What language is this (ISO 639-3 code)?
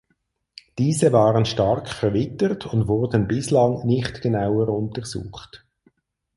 deu